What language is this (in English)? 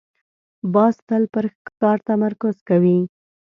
Pashto